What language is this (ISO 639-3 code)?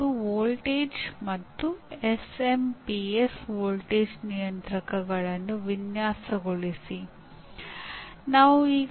kan